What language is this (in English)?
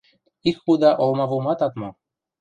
Western Mari